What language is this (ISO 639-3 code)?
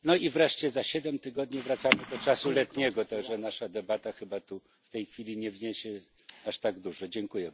pol